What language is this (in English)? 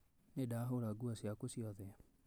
Kikuyu